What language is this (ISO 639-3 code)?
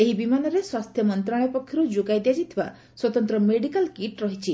ori